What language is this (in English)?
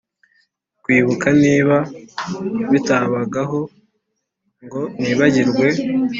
Kinyarwanda